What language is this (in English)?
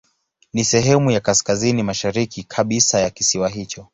Swahili